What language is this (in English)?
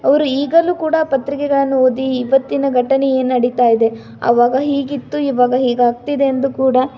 Kannada